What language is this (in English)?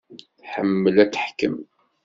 Kabyle